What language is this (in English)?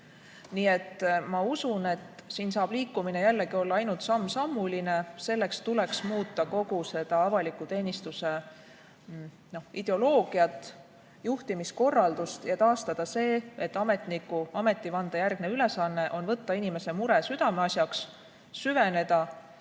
Estonian